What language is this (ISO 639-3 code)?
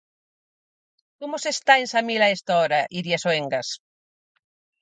glg